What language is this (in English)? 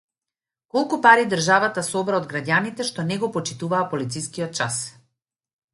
Macedonian